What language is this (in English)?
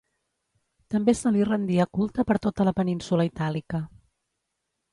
Catalan